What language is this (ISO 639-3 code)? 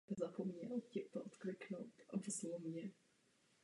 ces